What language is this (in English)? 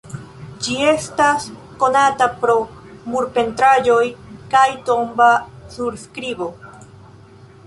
Esperanto